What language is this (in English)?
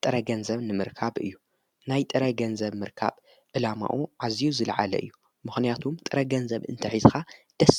Tigrinya